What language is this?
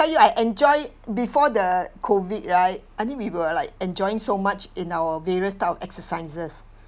English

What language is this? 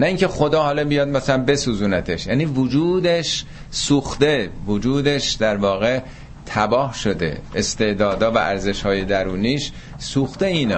Persian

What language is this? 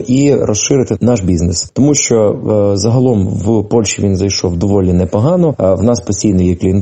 Ukrainian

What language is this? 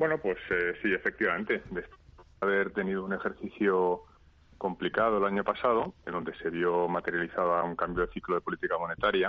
Spanish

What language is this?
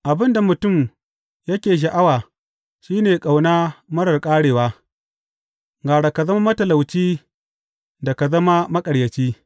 Hausa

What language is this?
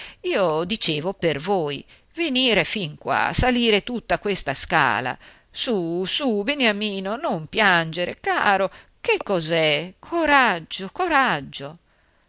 Italian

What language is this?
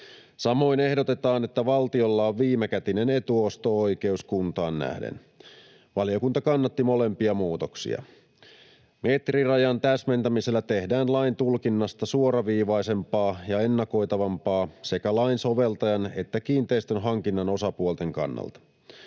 Finnish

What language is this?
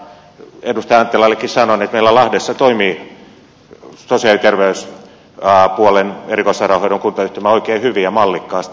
Finnish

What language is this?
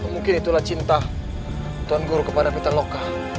Indonesian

